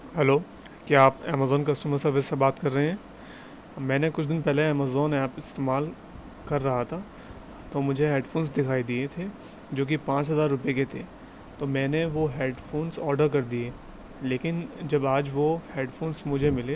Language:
Urdu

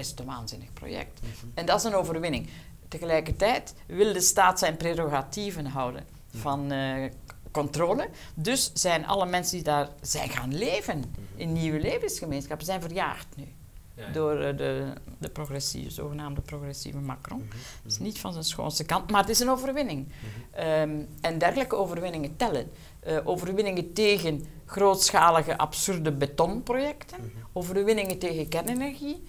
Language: Dutch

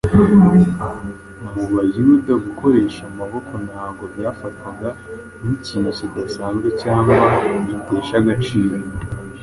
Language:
Kinyarwanda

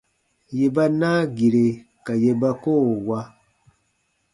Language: Baatonum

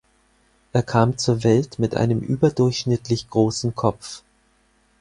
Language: German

